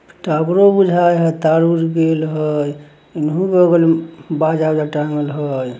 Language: Magahi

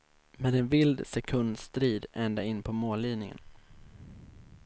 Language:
Swedish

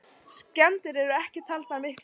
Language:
Icelandic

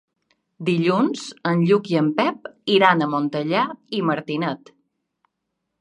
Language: Catalan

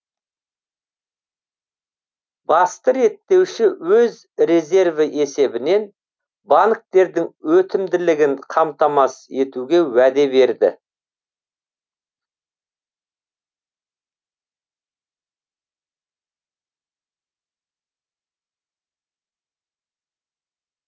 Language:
Kazakh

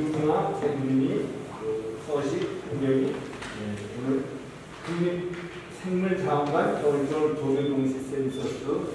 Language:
Korean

